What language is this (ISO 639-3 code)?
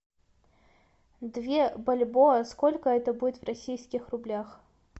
rus